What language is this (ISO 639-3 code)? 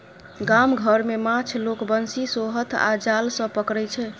mai